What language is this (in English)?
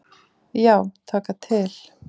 Icelandic